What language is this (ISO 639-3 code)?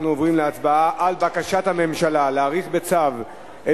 heb